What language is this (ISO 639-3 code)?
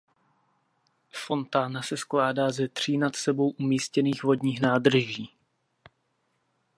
ces